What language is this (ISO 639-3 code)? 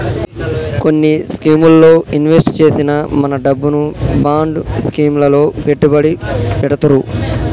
tel